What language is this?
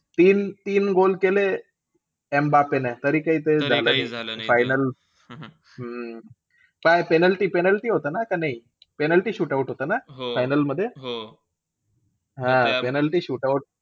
Marathi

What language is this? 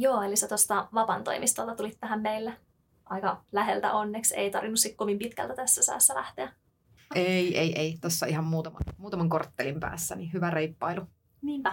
Finnish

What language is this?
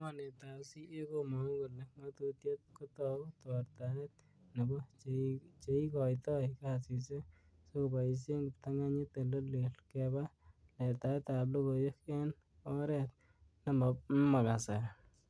Kalenjin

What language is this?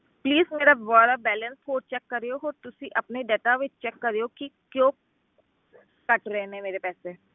Punjabi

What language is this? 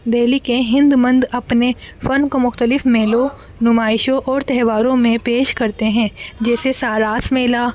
Urdu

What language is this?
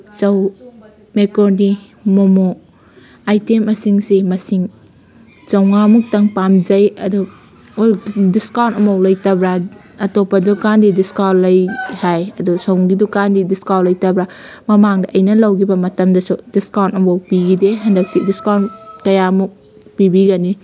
Manipuri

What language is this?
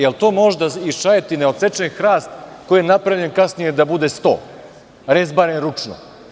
Serbian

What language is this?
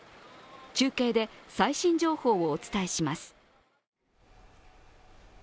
Japanese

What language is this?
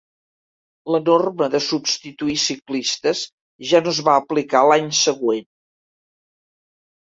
Catalan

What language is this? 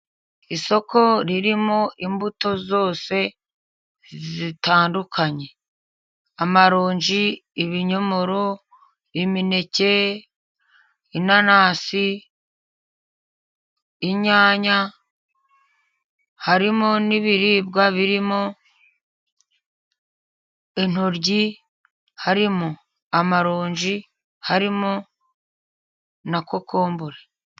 Kinyarwanda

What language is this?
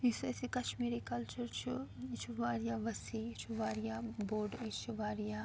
Kashmiri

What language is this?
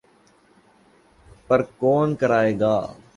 Urdu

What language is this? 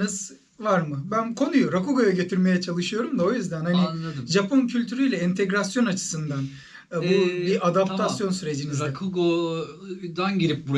Turkish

